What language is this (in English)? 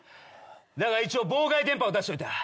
Japanese